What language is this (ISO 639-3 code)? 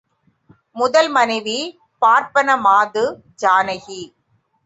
tam